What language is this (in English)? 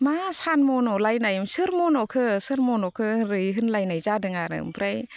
Bodo